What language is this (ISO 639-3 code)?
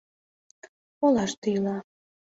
chm